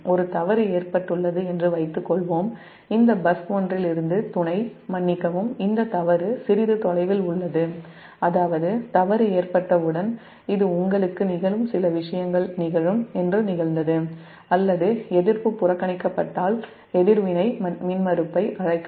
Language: Tamil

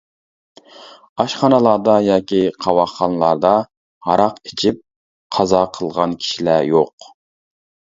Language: Uyghur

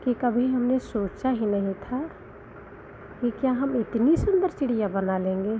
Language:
Hindi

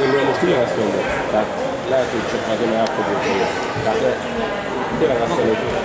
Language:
Hungarian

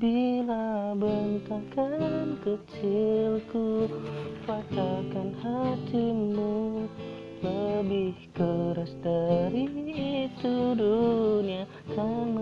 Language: Indonesian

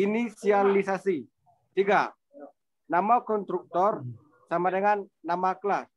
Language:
Indonesian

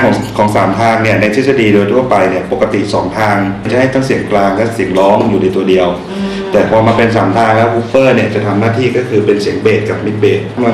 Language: Thai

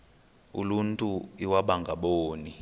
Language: Xhosa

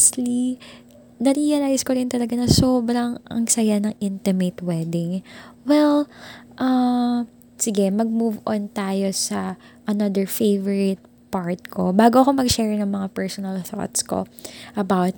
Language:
Filipino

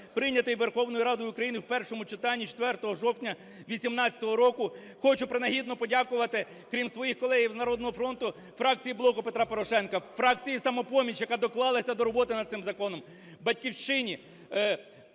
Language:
Ukrainian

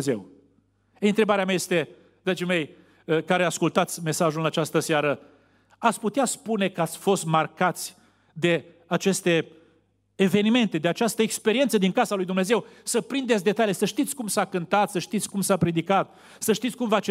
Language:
Romanian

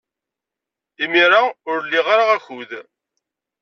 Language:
Kabyle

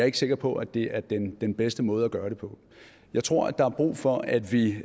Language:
Danish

